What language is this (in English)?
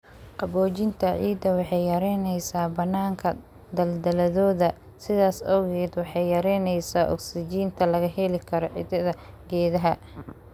Somali